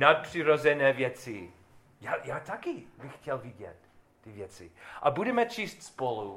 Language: Czech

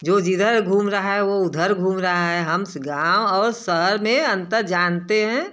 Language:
Hindi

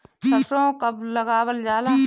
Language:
Bhojpuri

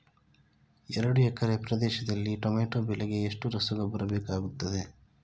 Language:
Kannada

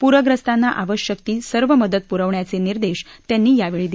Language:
Marathi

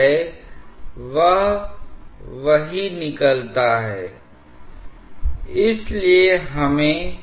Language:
Hindi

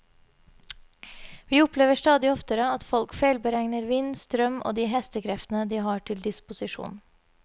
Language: Norwegian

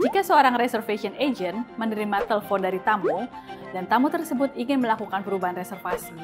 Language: Indonesian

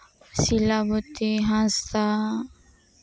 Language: Santali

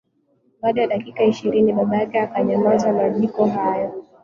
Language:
Swahili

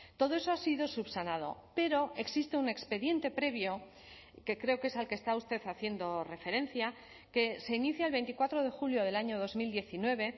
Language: Spanish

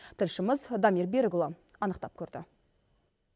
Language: Kazakh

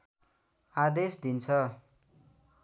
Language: Nepali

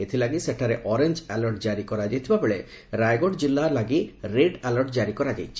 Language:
Odia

